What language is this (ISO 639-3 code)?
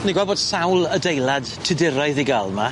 cym